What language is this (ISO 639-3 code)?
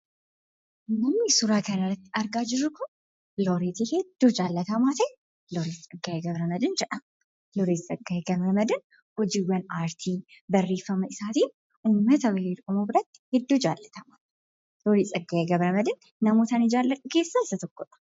orm